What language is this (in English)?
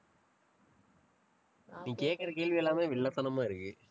Tamil